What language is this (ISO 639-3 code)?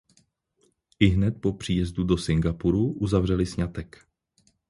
ces